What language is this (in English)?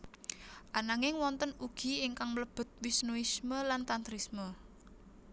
Javanese